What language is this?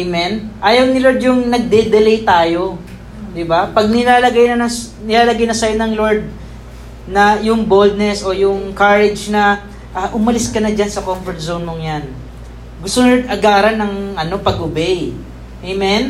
Filipino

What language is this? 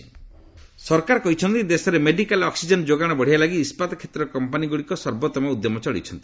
Odia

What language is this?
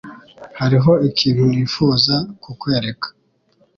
Kinyarwanda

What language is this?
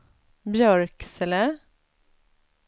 Swedish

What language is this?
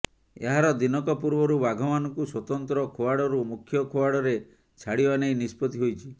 Odia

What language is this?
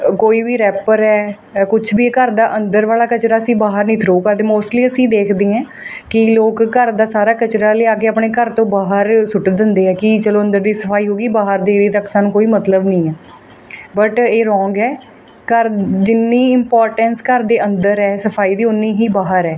Punjabi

